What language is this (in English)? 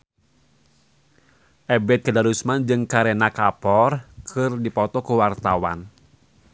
Sundanese